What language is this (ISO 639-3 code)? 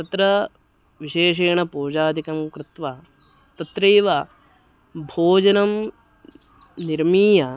san